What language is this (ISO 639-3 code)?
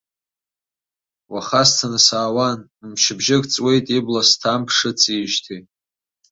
abk